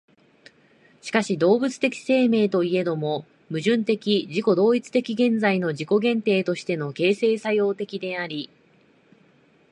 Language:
Japanese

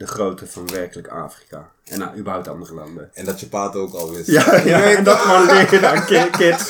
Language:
Dutch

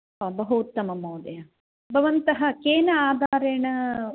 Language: Sanskrit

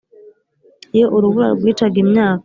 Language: Kinyarwanda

